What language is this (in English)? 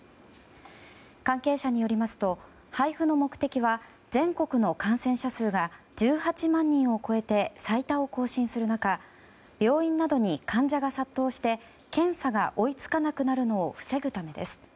Japanese